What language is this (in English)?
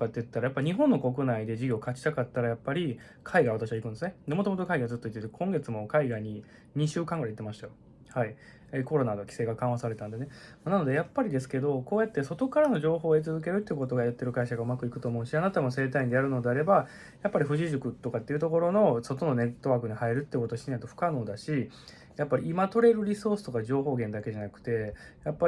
Japanese